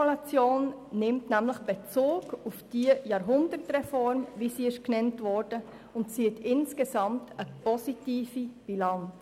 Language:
Swiss German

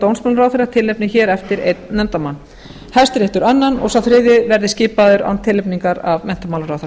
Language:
Icelandic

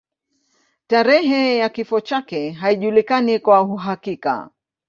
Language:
Swahili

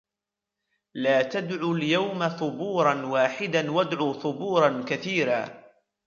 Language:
Arabic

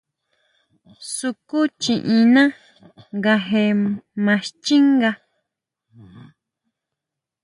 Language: Huautla Mazatec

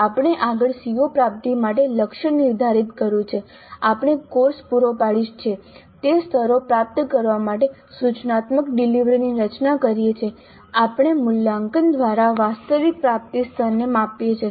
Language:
Gujarati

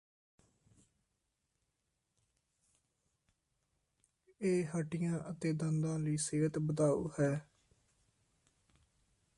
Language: Punjabi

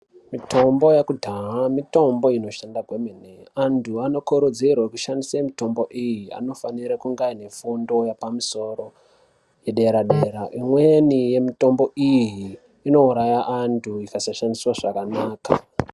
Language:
Ndau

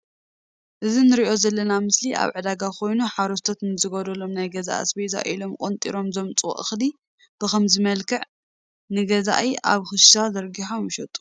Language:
Tigrinya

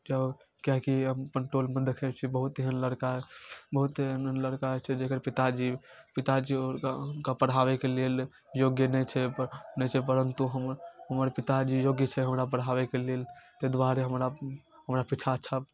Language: Maithili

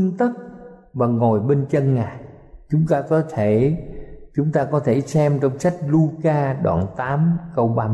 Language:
Vietnamese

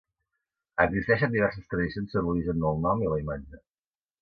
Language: Catalan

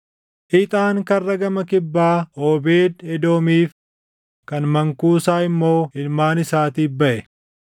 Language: Oromo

